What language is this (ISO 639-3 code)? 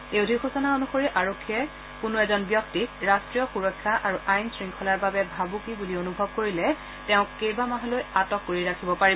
asm